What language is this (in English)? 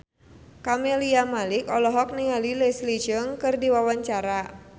Sundanese